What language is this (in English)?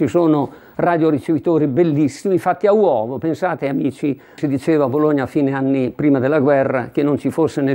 Italian